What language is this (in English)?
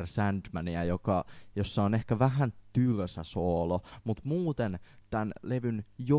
Finnish